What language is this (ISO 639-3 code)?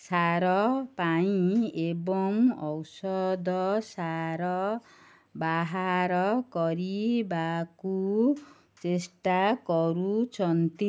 ori